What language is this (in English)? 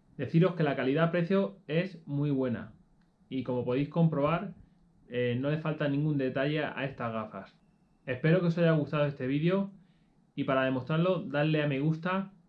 Spanish